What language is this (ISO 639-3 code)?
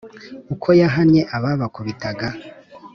kin